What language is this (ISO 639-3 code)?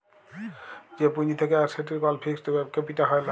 ben